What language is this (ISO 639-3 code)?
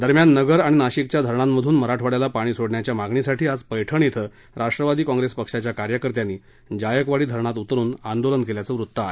mar